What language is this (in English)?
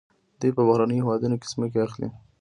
Pashto